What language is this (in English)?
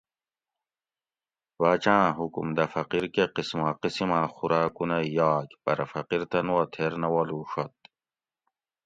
Gawri